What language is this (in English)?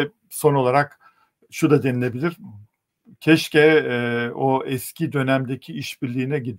Turkish